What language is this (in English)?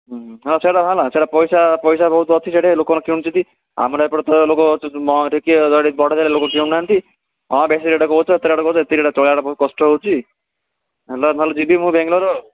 Odia